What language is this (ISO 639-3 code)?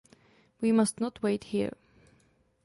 ces